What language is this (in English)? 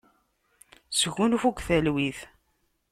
Kabyle